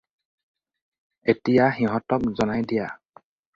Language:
Assamese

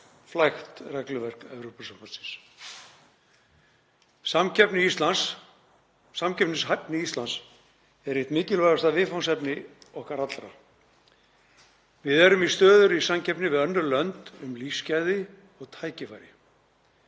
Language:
Icelandic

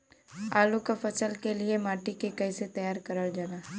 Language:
Bhojpuri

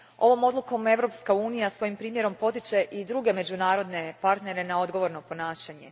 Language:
Croatian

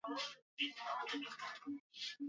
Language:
Swahili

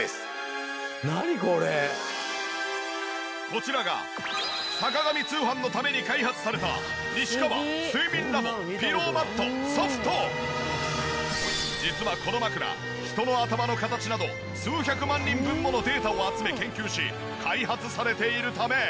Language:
Japanese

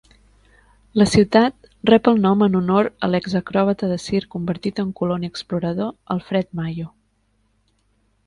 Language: Catalan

